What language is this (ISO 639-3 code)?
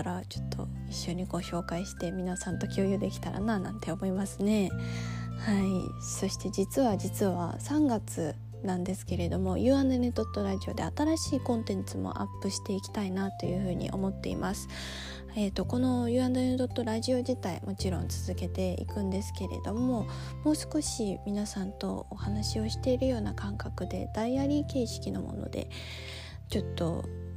jpn